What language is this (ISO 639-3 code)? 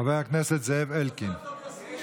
heb